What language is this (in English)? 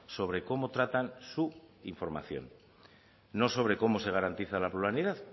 Spanish